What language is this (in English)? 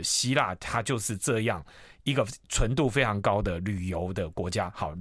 Chinese